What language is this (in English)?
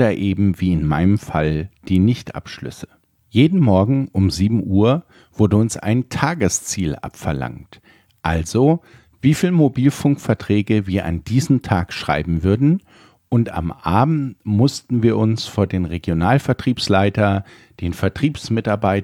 German